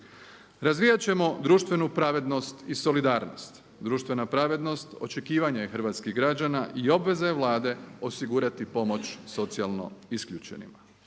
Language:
Croatian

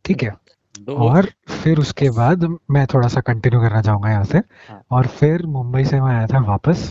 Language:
Hindi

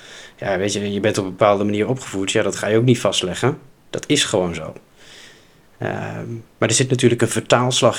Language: Dutch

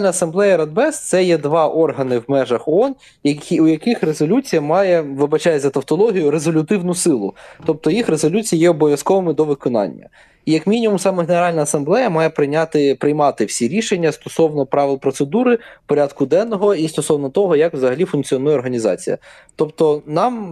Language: Ukrainian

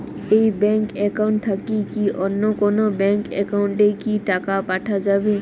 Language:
Bangla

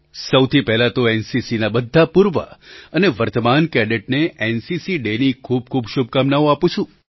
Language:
Gujarati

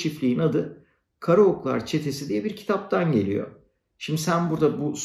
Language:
Turkish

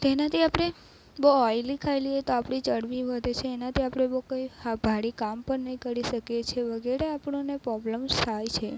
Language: Gujarati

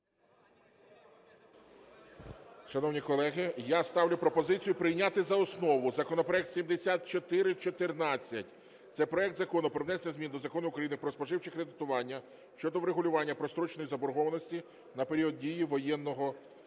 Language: Ukrainian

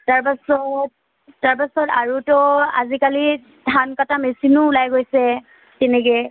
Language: Assamese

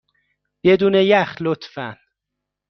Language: Persian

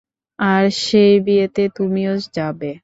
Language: Bangla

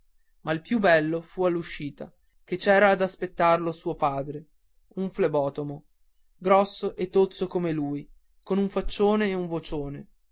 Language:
Italian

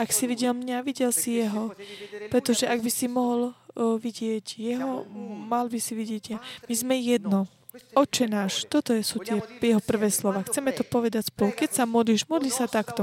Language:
Slovak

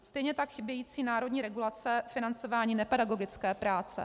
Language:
Czech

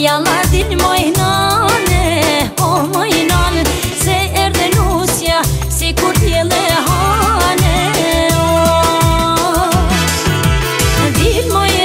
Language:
Bulgarian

